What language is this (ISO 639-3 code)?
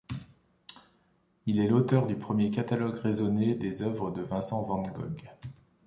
fra